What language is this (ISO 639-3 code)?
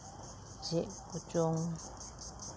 sat